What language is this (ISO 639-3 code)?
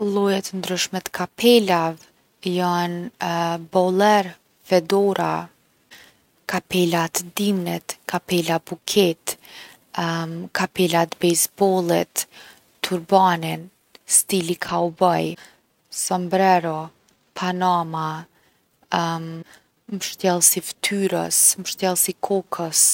aln